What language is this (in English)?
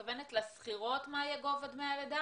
Hebrew